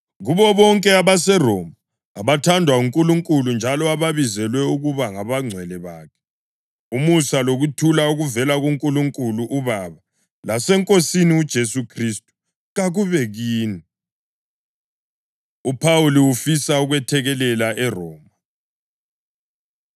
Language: North Ndebele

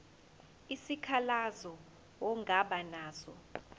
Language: Zulu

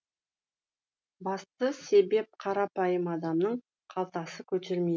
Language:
Kazakh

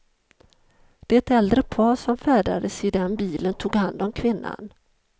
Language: Swedish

